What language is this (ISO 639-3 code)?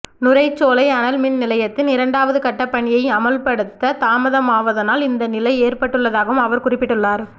tam